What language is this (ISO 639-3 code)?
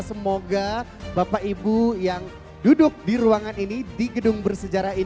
ind